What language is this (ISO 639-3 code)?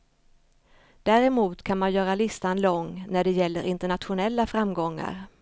swe